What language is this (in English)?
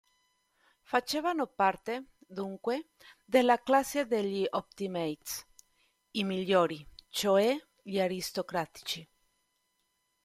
Italian